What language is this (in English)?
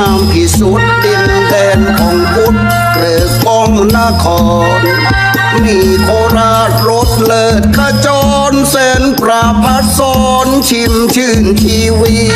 Thai